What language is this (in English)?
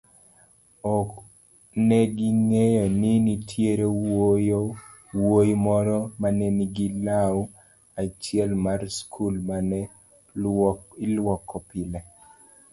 Luo (Kenya and Tanzania)